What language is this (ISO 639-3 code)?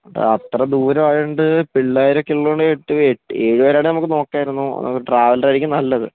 mal